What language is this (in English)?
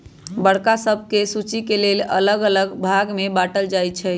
Magahi